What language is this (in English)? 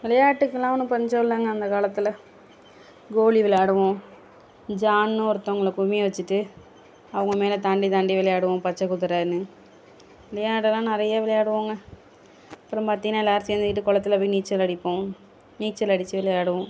Tamil